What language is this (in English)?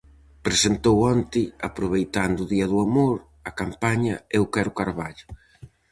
Galician